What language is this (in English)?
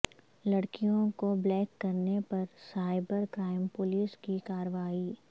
Urdu